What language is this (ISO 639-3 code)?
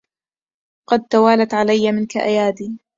ara